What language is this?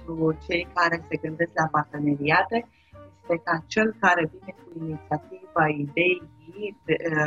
Romanian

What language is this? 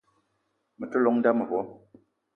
Eton (Cameroon)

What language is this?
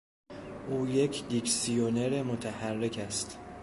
Persian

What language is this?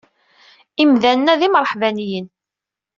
Kabyle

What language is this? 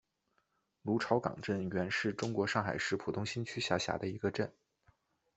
Chinese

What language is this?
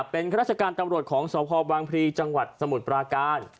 Thai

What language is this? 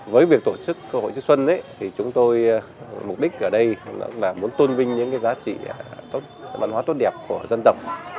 Vietnamese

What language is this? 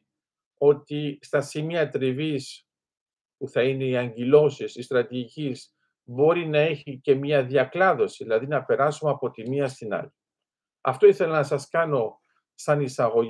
Greek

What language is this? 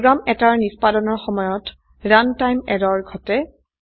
Assamese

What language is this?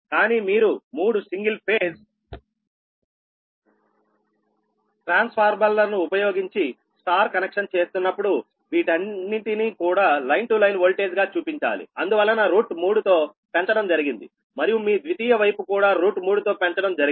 Telugu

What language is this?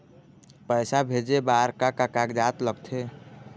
Chhattisgarhi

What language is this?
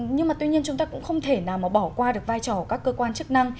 Vietnamese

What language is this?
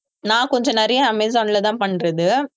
Tamil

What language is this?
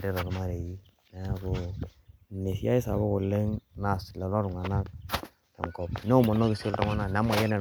Masai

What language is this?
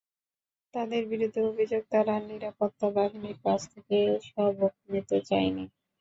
Bangla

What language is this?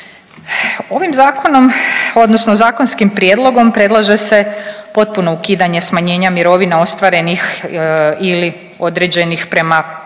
Croatian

